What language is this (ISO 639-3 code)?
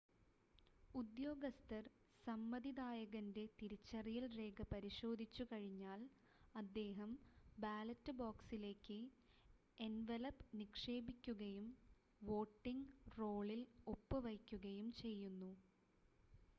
mal